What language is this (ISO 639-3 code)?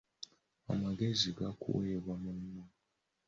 lug